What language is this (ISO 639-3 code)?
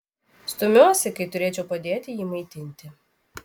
lit